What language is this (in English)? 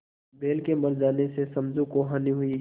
Hindi